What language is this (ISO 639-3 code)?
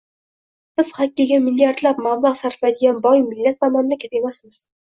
uzb